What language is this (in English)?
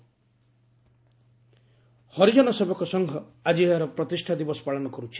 Odia